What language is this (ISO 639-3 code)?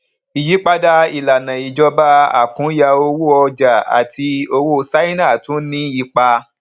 yor